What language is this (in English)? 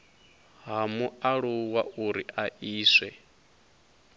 Venda